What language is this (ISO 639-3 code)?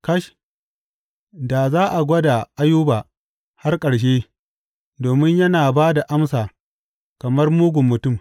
hau